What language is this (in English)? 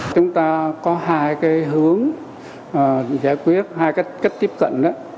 Vietnamese